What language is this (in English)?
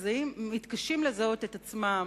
Hebrew